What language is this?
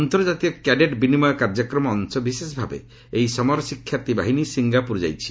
Odia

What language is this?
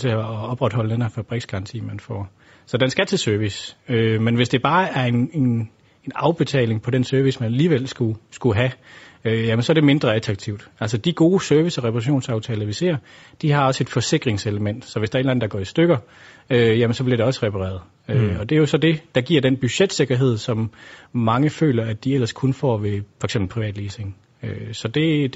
Danish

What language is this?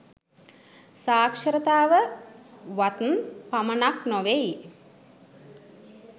Sinhala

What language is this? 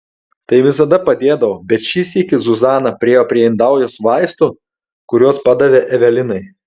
Lithuanian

